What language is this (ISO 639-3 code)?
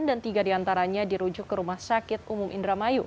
ind